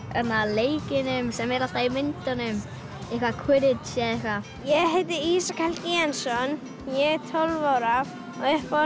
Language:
Icelandic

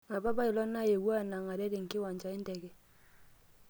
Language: Masai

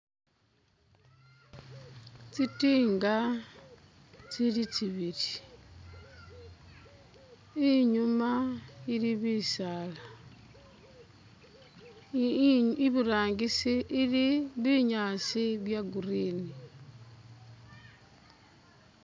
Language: Masaaba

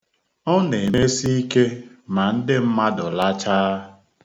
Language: Igbo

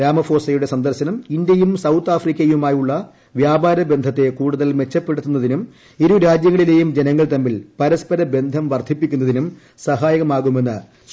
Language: Malayalam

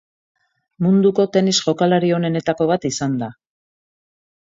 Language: Basque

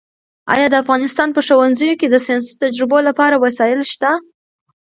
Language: Pashto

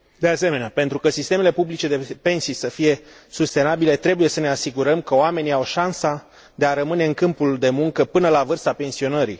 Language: Romanian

